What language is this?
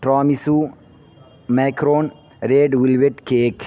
Urdu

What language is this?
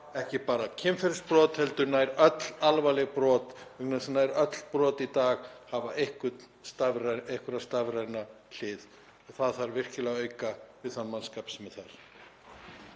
Icelandic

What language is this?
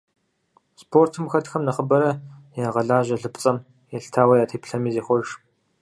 Kabardian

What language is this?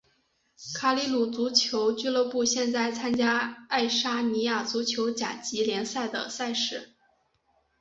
Chinese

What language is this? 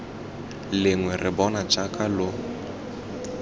Tswana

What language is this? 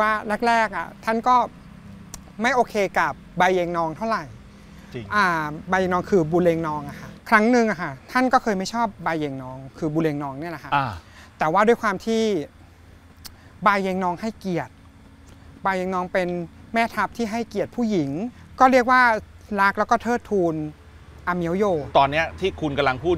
Thai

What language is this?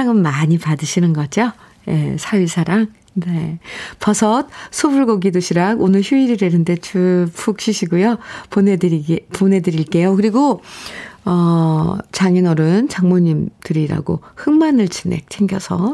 Korean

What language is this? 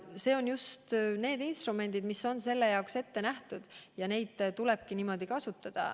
Estonian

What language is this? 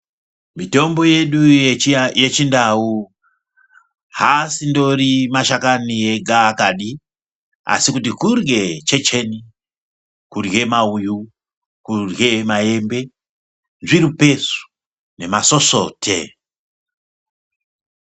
Ndau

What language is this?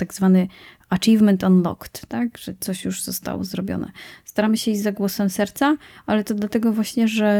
Polish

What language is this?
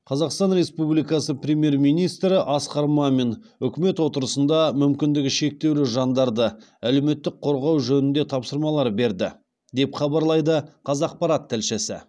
Kazakh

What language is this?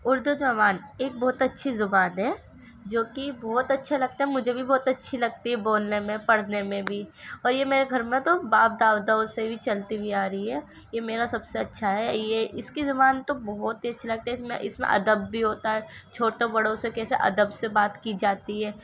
Urdu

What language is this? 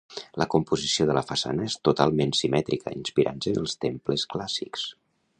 Catalan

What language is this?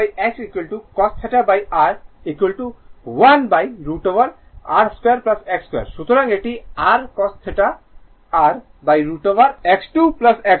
Bangla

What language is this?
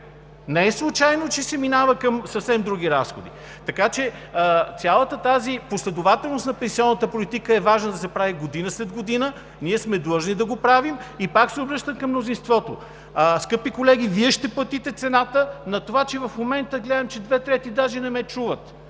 Bulgarian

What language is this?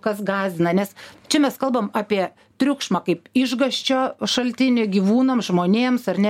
Lithuanian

